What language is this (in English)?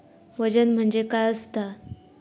Marathi